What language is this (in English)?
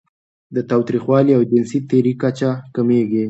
Pashto